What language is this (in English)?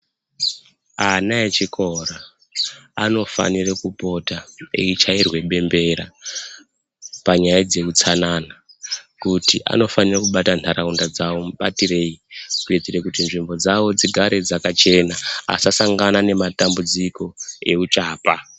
Ndau